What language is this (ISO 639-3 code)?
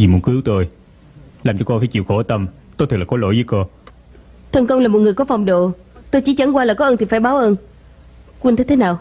vie